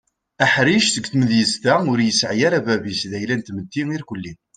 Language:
Kabyle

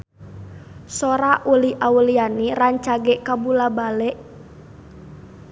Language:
Sundanese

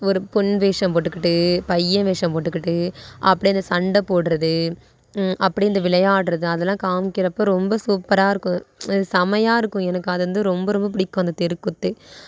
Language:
Tamil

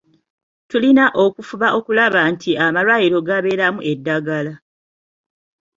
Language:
Ganda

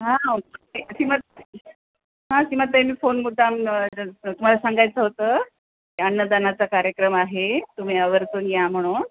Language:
Marathi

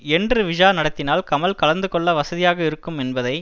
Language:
Tamil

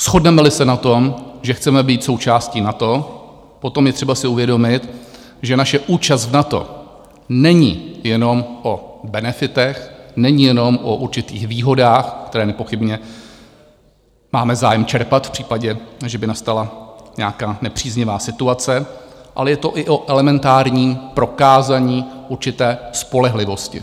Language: Czech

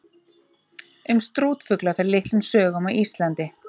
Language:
Icelandic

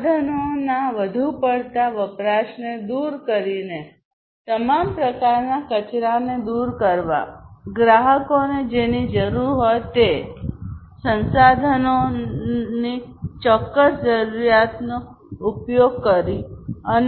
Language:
Gujarati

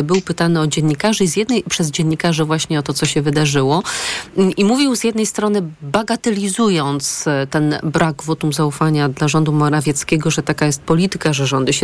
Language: Polish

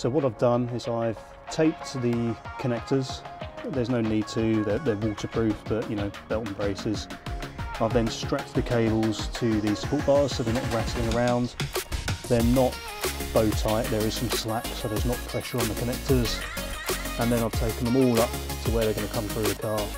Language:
English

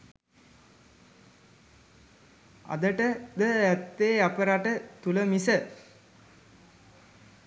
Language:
Sinhala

